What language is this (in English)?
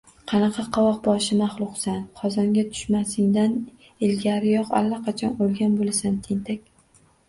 Uzbek